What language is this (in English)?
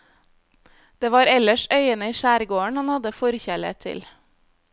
Norwegian